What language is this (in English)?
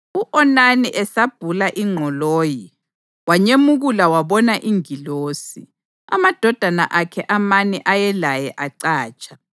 North Ndebele